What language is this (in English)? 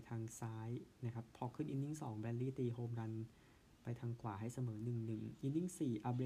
Thai